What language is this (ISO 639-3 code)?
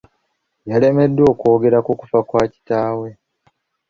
lug